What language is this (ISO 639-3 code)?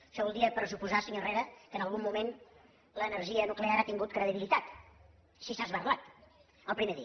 cat